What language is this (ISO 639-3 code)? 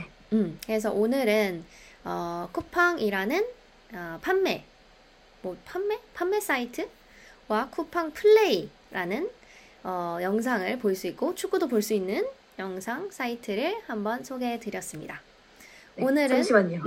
kor